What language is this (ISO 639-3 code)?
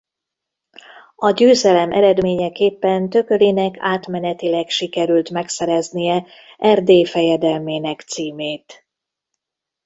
hun